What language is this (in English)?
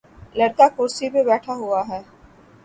Urdu